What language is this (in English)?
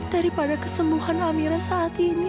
Indonesian